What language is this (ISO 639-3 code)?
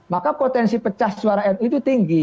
ind